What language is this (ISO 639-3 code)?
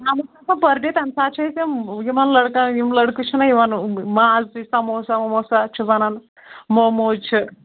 kas